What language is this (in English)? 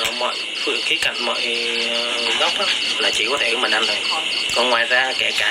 Vietnamese